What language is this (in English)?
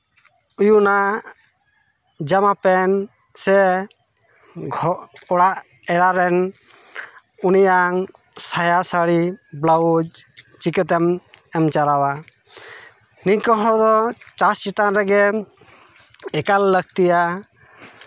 Santali